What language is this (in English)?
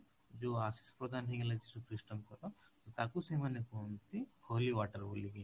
Odia